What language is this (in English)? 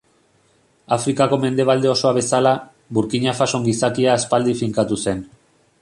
Basque